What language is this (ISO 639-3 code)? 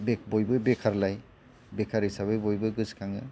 brx